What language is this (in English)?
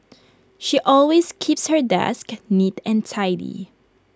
English